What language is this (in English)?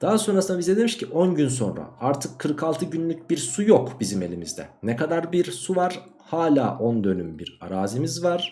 Turkish